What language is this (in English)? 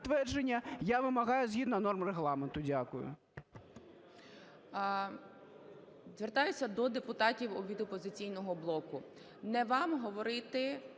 Ukrainian